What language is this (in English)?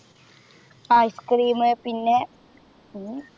Malayalam